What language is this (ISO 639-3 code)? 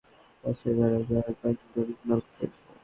ben